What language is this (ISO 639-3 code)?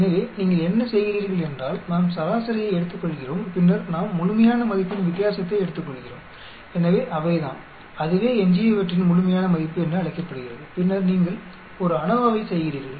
tam